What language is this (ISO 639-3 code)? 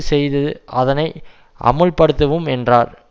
tam